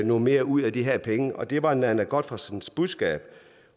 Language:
Danish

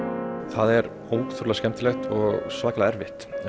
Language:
Icelandic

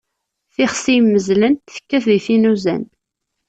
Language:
Kabyle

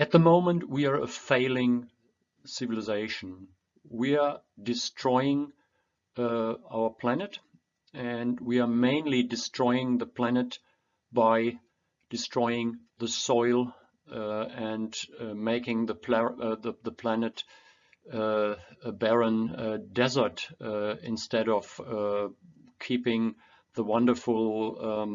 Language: English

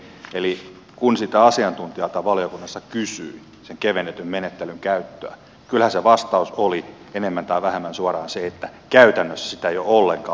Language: Finnish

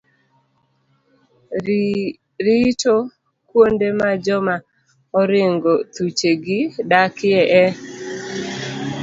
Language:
Luo (Kenya and Tanzania)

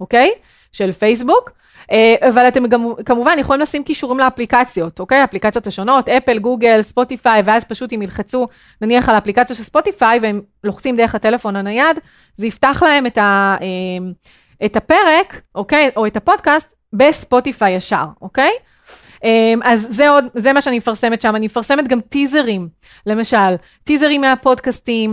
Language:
Hebrew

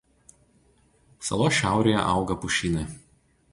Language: Lithuanian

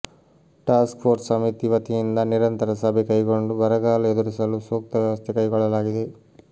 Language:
Kannada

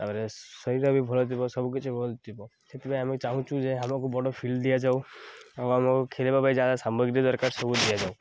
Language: Odia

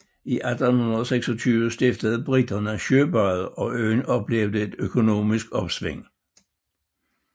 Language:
Danish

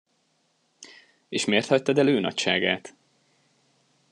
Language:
Hungarian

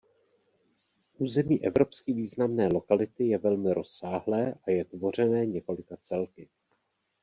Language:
Czech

